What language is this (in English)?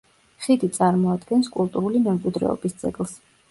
Georgian